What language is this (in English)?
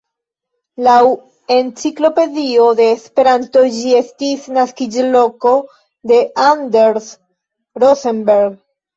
Esperanto